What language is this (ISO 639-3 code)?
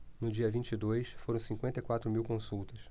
por